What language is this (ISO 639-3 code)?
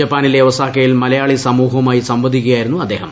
mal